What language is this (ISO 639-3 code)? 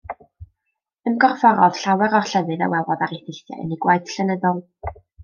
cym